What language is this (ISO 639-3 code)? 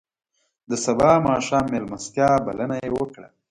pus